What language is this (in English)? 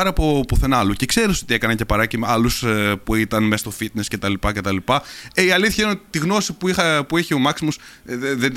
Greek